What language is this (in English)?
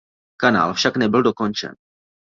Czech